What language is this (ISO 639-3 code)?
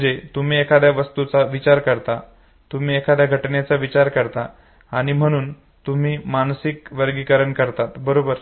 mar